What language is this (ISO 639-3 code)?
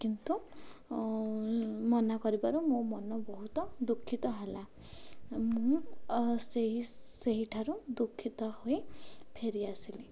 ori